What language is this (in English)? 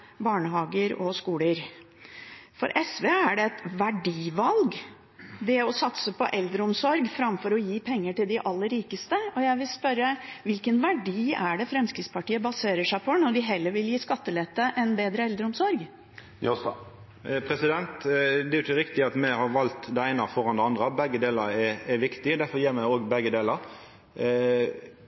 Norwegian